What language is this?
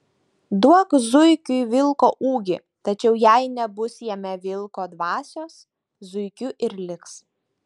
Lithuanian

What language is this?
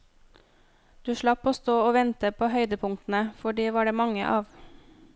Norwegian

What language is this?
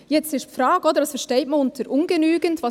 Swiss German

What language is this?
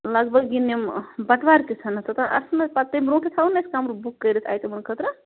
Kashmiri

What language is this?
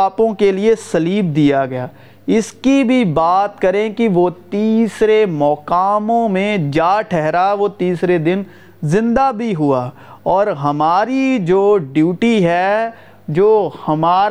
Urdu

